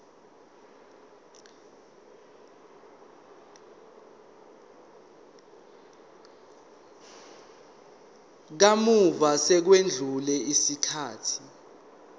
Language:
Zulu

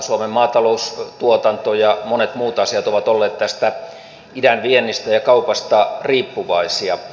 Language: Finnish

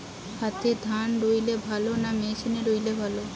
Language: Bangla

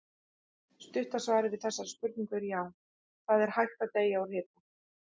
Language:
Icelandic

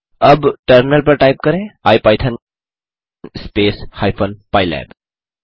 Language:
Hindi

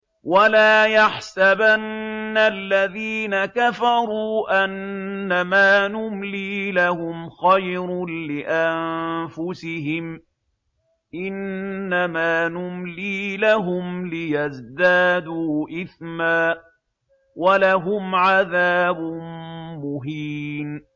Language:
Arabic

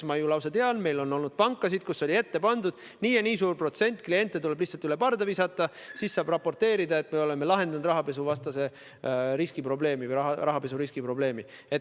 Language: Estonian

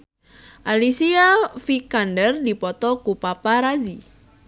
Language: Sundanese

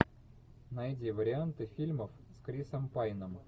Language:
Russian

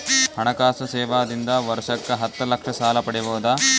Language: Kannada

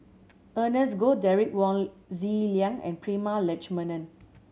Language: English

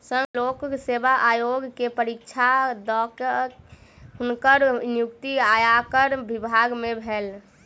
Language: Maithili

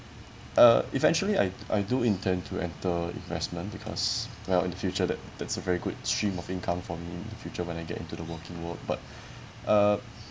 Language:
English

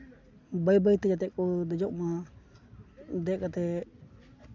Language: Santali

